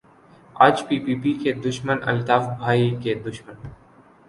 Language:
Urdu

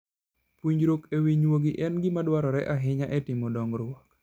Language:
Luo (Kenya and Tanzania)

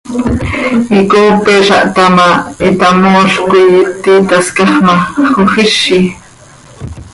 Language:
Seri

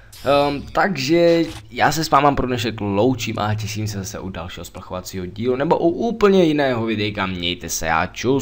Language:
Czech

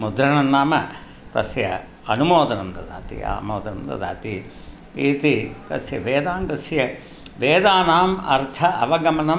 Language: Sanskrit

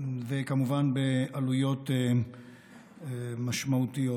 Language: Hebrew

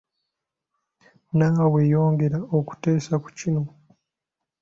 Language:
Ganda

